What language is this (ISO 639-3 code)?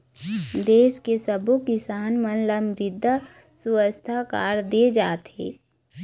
hne